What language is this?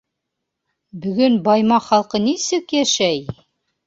Bashkir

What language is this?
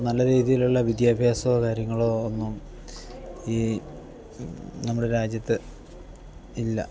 Malayalam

